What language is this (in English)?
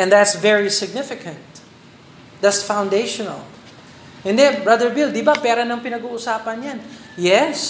Filipino